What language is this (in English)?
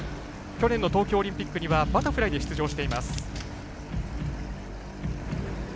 Japanese